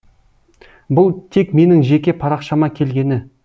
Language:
Kazakh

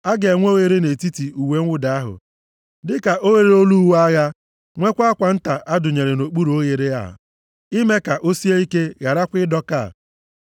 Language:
Igbo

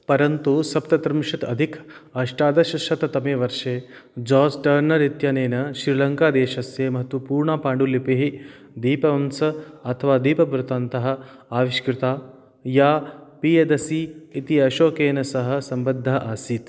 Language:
Sanskrit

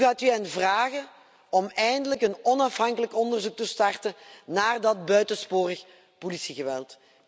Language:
Dutch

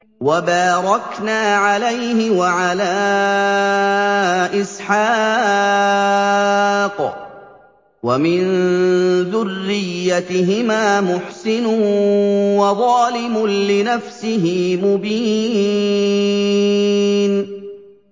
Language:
Arabic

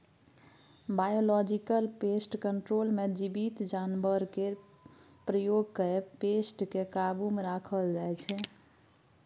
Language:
Maithili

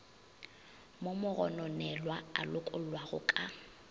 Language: Northern Sotho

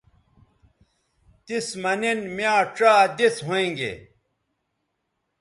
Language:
Bateri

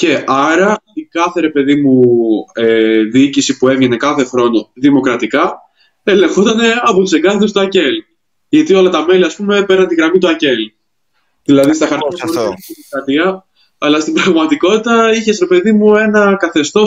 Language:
Greek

